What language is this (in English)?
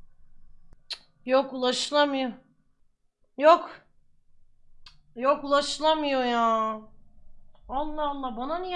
Turkish